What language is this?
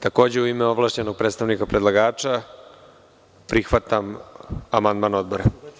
Serbian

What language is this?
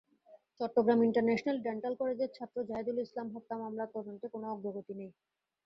Bangla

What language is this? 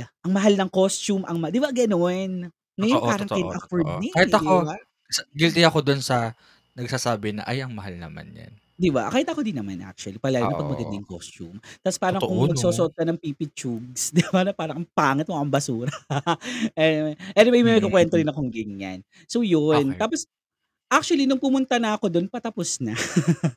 Filipino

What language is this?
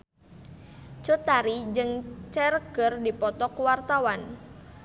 Sundanese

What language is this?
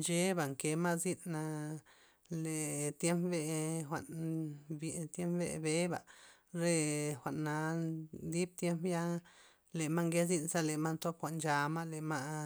Loxicha Zapotec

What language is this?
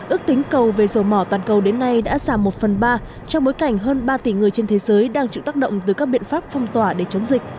Vietnamese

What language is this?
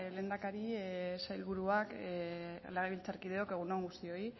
Basque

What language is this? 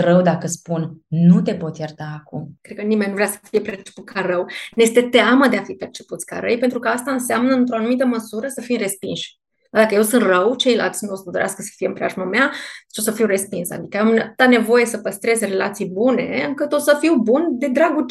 Romanian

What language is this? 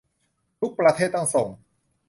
Thai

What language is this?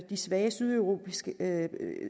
Danish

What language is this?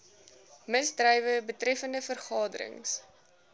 Afrikaans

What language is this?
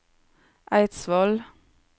Norwegian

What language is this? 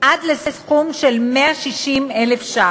Hebrew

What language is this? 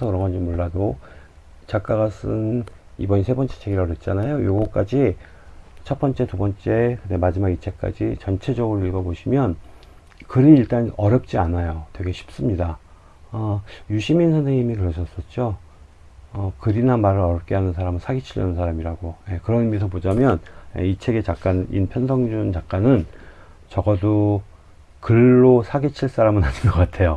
Korean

